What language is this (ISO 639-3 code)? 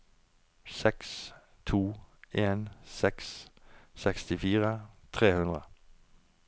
nor